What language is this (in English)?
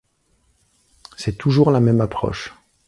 French